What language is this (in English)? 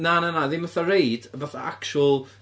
Welsh